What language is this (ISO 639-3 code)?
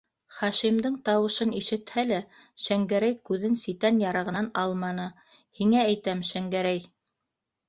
bak